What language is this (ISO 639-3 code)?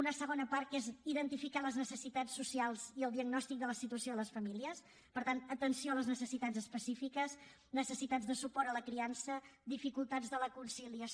cat